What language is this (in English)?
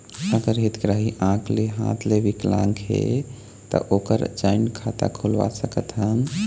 Chhattisgarhi